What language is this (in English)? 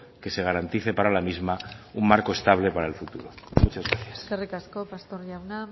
Spanish